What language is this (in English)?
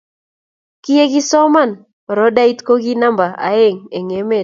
Kalenjin